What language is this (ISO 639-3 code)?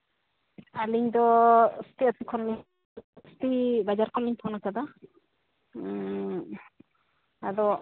sat